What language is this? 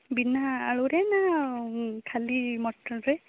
Odia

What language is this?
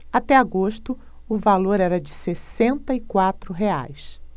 Portuguese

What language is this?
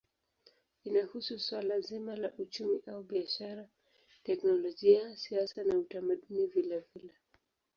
Swahili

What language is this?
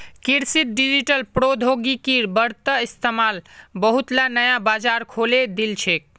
Magahi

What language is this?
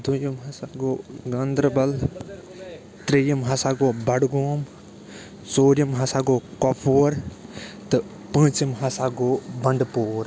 Kashmiri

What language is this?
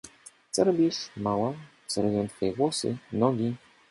Polish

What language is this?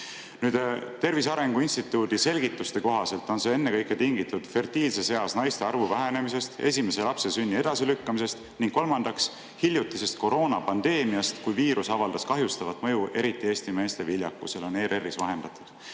Estonian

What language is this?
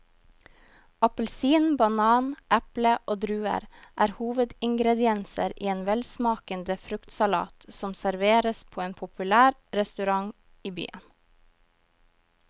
Norwegian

